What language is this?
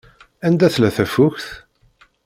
Kabyle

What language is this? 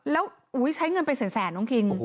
Thai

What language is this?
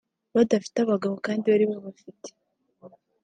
Kinyarwanda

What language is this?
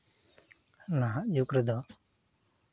Santali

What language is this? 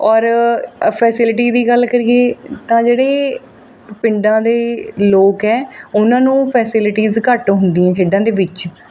Punjabi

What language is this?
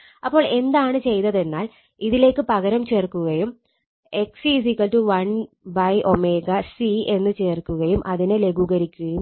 Malayalam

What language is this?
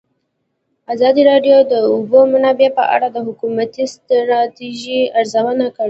Pashto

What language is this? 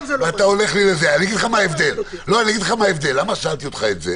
Hebrew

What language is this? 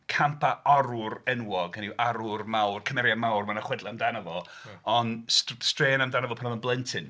Welsh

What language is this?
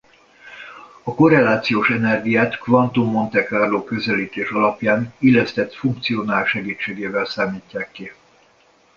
Hungarian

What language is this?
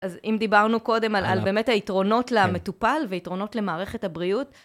Hebrew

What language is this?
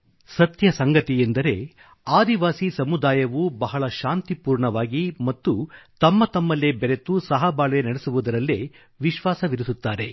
Kannada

